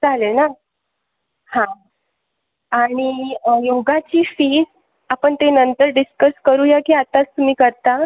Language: Marathi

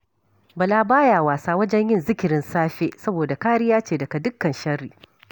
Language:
Hausa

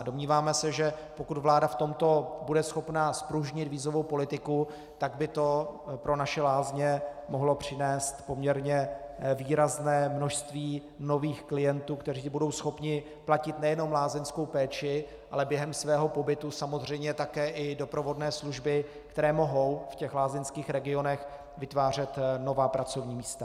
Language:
Czech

